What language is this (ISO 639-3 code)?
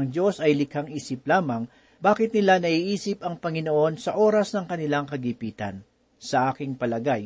fil